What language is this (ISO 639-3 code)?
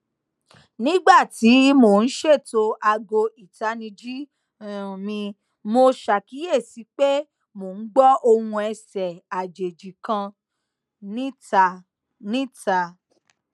yor